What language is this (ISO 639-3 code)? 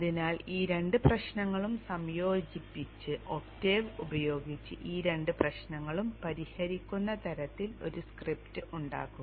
mal